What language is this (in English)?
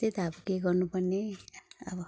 Nepali